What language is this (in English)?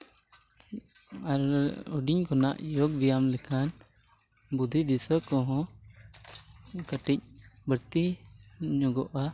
Santali